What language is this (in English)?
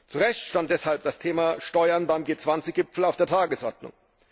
German